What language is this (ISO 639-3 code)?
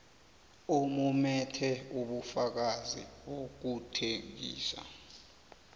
nbl